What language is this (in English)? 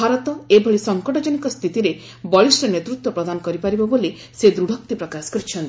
Odia